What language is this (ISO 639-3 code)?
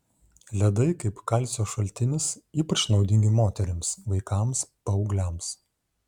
lit